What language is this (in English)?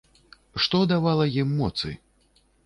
Belarusian